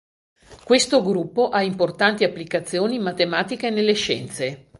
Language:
Italian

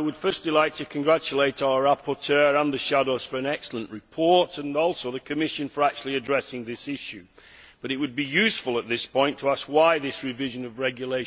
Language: English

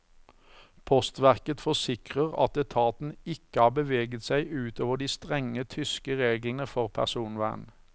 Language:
Norwegian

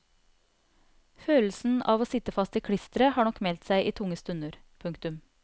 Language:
Norwegian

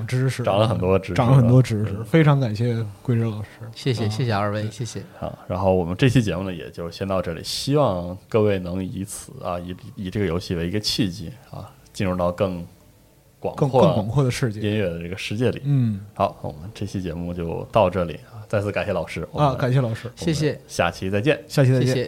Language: Chinese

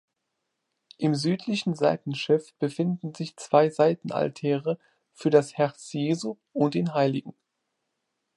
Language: German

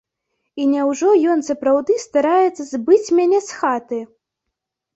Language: Belarusian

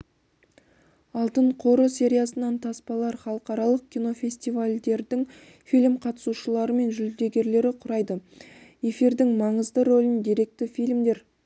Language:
Kazakh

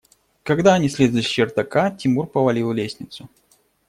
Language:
Russian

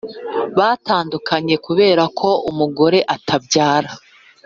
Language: Kinyarwanda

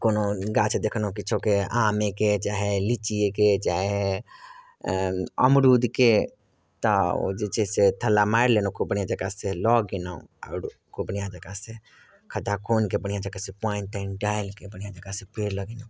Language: Maithili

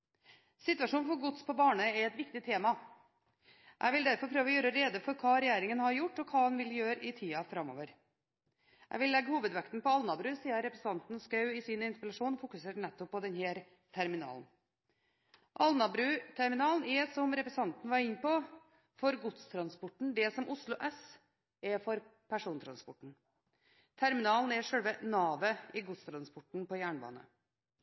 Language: Norwegian Bokmål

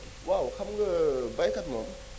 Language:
Wolof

